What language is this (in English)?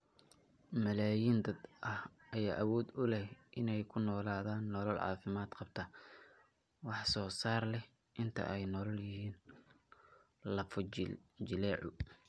Somali